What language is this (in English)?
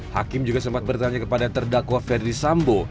Indonesian